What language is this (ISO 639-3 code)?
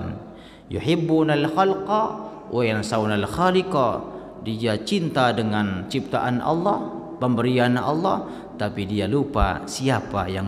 ind